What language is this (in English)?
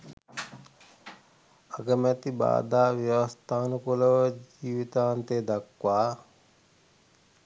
Sinhala